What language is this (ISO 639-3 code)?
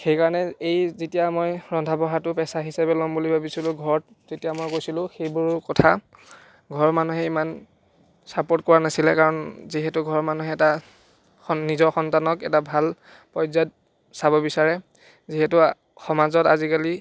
asm